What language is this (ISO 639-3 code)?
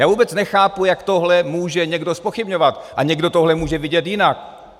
ces